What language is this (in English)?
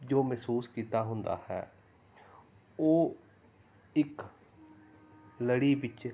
Punjabi